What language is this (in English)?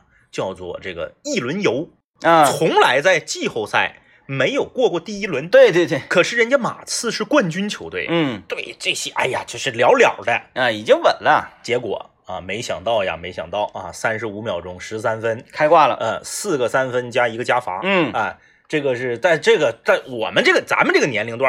Chinese